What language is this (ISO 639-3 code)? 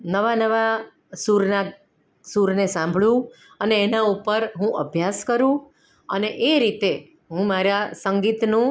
guj